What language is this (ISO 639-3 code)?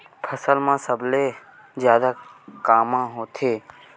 hne